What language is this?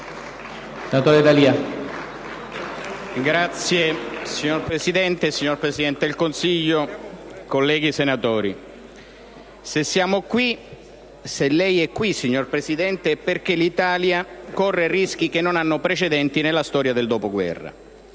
Italian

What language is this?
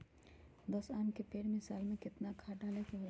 Magahi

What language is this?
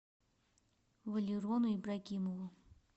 Russian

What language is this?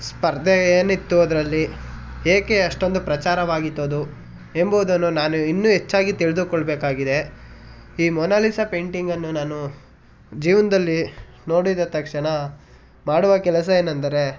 Kannada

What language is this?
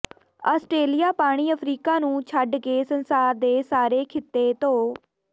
Punjabi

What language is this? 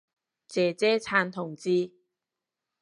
Cantonese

